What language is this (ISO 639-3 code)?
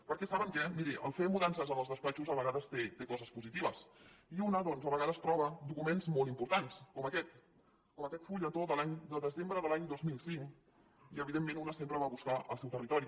cat